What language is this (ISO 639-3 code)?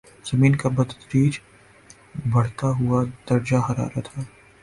urd